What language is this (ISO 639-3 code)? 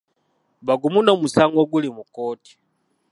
lug